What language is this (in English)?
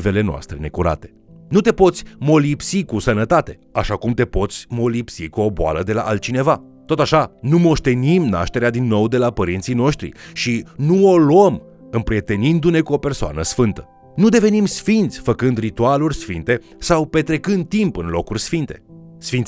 Romanian